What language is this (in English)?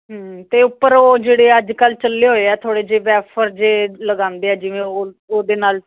Punjabi